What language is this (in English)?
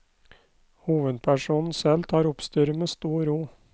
Norwegian